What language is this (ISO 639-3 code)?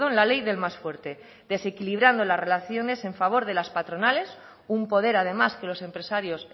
spa